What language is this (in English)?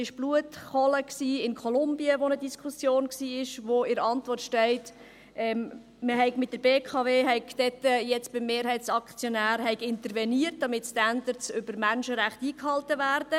Swiss German